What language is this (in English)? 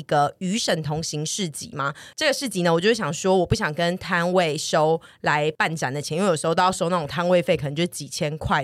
Chinese